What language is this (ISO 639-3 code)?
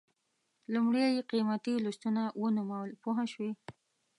pus